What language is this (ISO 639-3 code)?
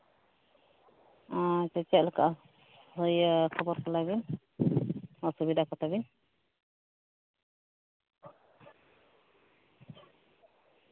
sat